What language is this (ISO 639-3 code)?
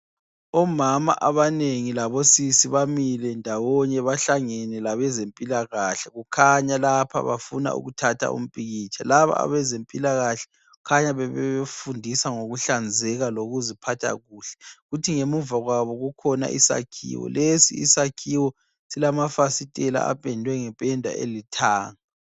nde